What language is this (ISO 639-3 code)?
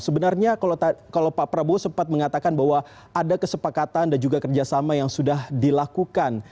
ind